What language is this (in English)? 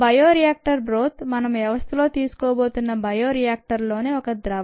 Telugu